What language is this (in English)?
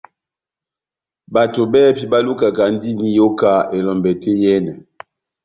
Batanga